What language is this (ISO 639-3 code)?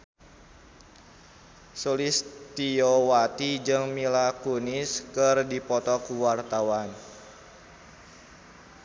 sun